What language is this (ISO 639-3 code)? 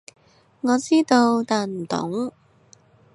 yue